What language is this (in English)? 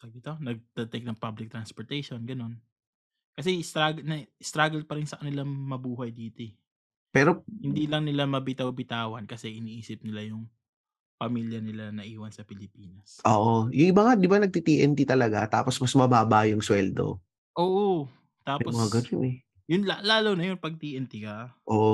Filipino